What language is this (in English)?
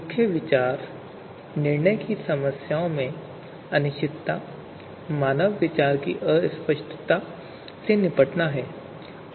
Hindi